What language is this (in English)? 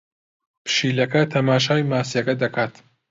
Central Kurdish